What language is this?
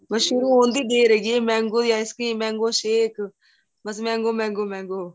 Punjabi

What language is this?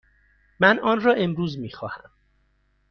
Persian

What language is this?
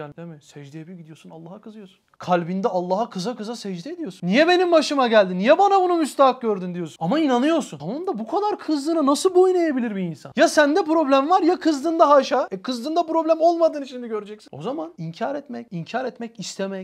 Turkish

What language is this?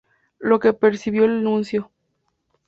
Spanish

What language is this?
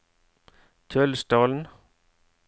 Norwegian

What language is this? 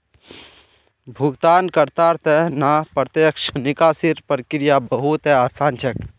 Magahi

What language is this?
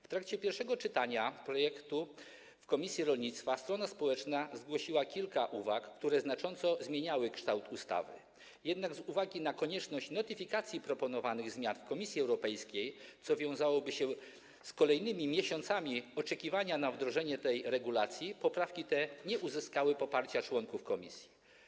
Polish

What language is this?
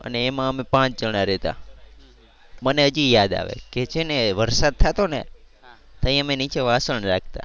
Gujarati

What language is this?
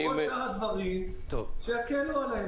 Hebrew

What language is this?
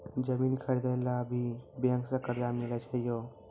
Maithili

